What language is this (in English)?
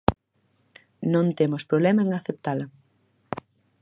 Galician